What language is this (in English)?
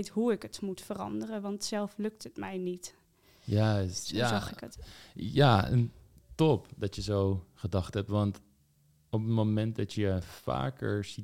Dutch